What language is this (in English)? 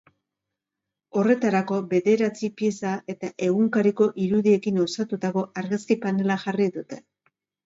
Basque